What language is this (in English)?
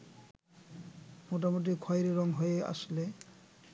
Bangla